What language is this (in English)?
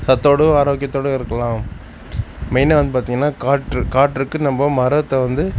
Tamil